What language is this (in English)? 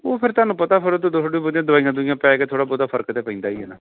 Punjabi